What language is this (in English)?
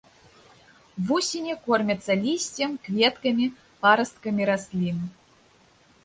Belarusian